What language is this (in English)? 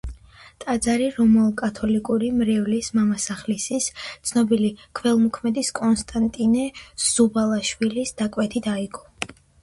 Georgian